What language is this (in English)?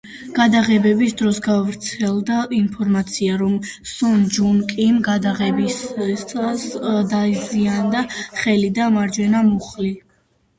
Georgian